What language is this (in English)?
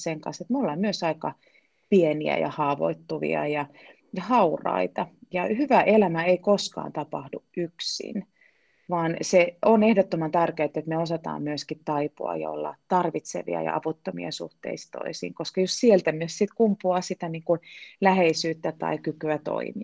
Finnish